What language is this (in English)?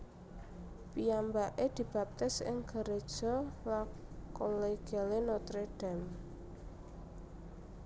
Javanese